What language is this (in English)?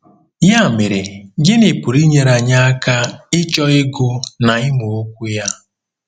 Igbo